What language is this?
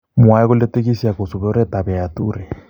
Kalenjin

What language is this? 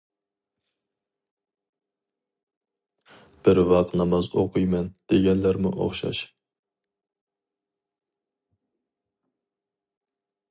Uyghur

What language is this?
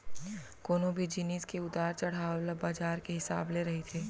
Chhattisgarhi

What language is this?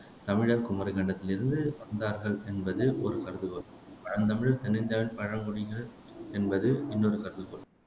Tamil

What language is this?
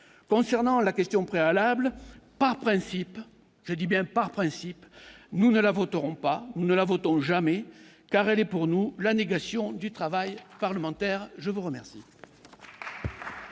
French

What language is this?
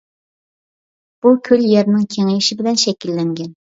Uyghur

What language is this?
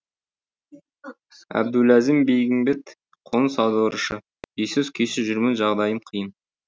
Kazakh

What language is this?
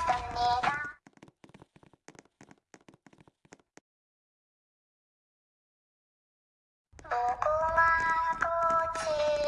English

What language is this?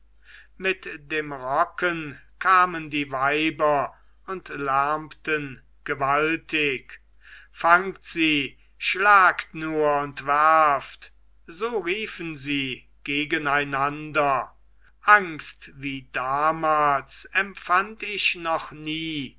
German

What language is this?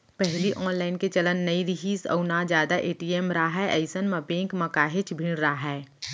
Chhattisgarhi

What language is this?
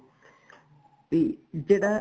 Punjabi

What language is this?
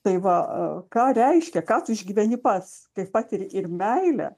Lithuanian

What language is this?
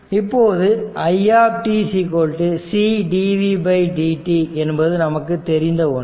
Tamil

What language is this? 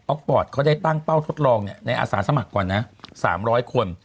Thai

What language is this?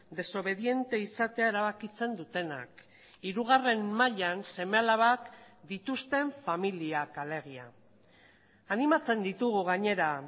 Basque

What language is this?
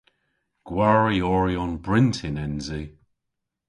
Cornish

